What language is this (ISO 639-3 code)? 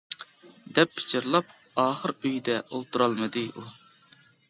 uig